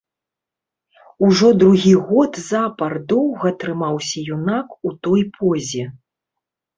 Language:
Belarusian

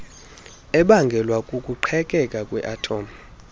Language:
Xhosa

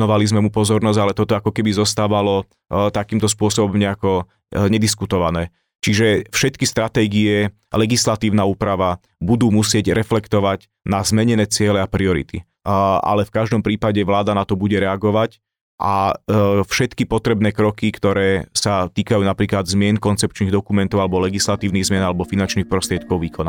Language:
Slovak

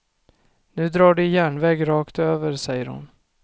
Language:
Swedish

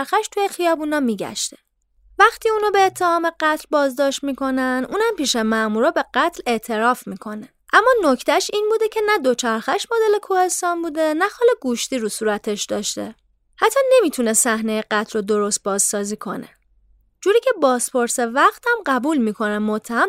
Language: Persian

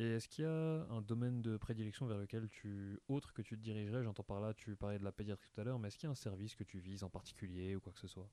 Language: French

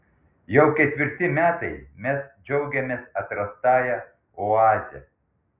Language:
Lithuanian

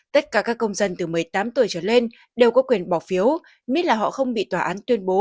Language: Vietnamese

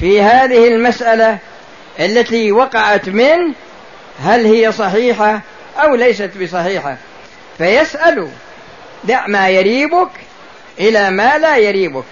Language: Arabic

